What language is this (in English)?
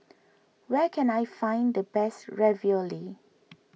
English